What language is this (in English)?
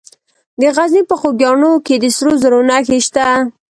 Pashto